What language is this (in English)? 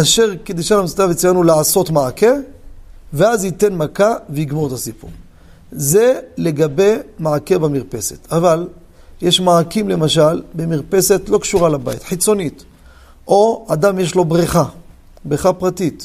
Hebrew